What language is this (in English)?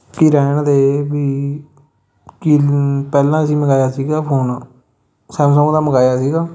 Punjabi